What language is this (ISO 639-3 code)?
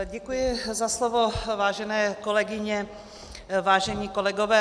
ces